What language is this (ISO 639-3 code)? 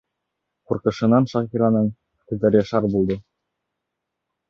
bak